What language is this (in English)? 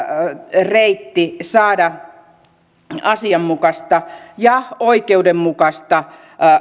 Finnish